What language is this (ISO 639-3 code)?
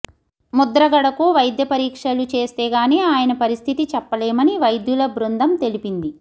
tel